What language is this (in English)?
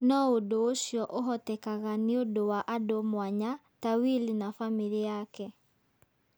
Kikuyu